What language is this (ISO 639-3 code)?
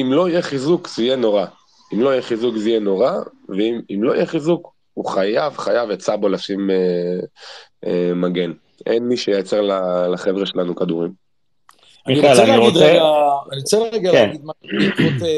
heb